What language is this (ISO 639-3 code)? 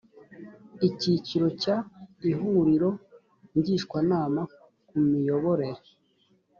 kin